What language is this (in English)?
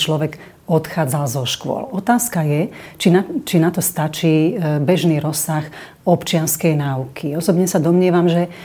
Slovak